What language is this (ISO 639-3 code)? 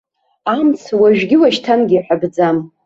abk